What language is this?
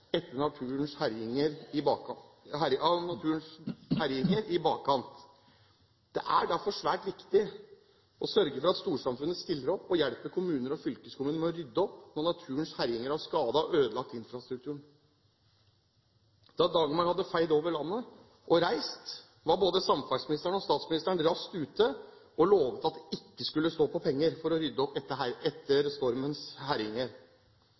Norwegian Bokmål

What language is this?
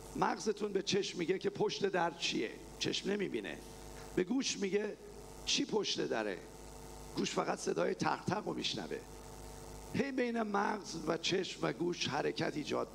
Persian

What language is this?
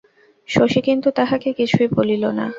Bangla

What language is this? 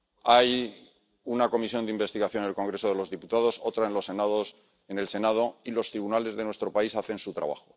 Spanish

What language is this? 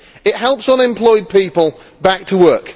English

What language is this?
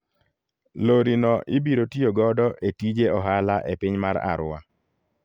Luo (Kenya and Tanzania)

